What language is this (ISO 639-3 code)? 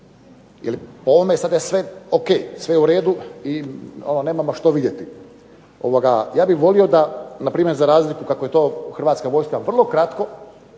hrv